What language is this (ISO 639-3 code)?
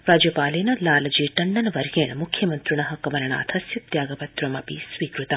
san